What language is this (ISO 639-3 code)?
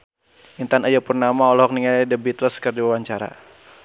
sun